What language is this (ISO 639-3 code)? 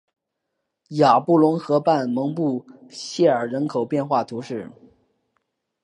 zho